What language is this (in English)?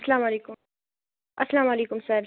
Kashmiri